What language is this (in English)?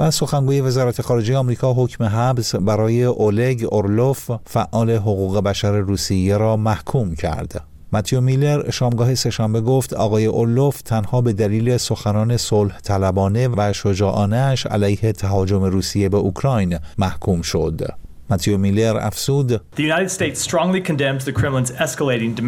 Persian